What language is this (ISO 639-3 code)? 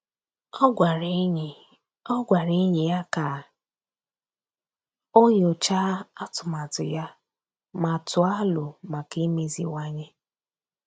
ibo